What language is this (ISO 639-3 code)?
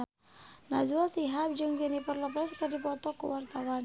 sun